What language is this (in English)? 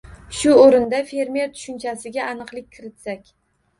Uzbek